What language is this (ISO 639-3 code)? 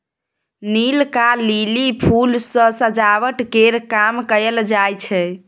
mai